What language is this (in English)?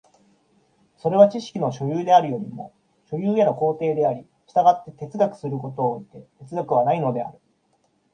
Japanese